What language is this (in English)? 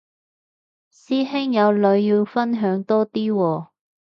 Cantonese